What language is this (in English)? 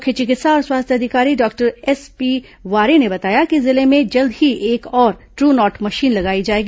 Hindi